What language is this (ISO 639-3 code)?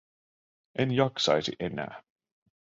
fin